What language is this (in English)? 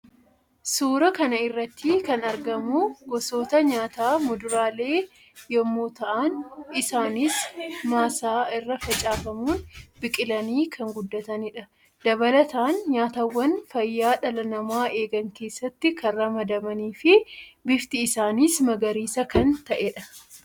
Oromo